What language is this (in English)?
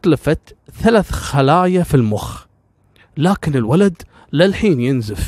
Arabic